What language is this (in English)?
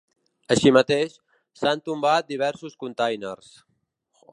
Catalan